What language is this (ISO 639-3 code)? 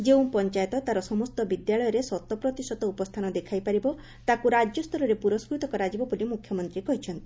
ori